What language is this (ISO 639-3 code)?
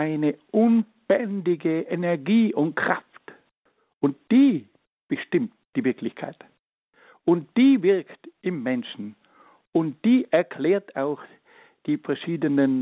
deu